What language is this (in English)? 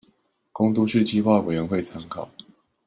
Chinese